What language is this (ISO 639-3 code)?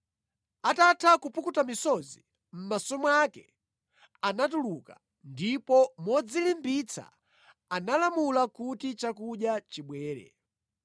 nya